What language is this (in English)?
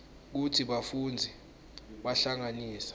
Swati